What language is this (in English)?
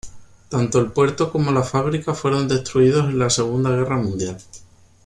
Spanish